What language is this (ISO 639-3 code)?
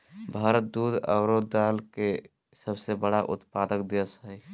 mag